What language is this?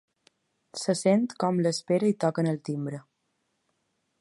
Catalan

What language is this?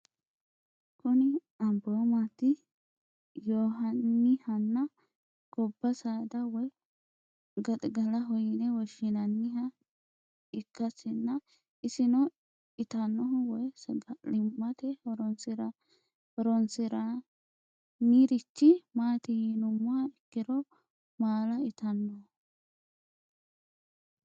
Sidamo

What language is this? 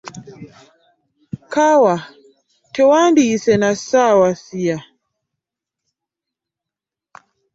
Ganda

